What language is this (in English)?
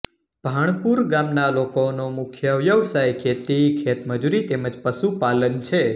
Gujarati